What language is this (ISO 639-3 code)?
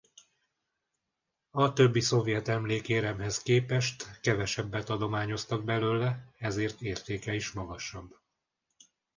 hun